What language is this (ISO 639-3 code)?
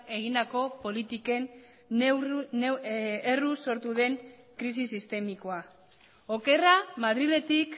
eus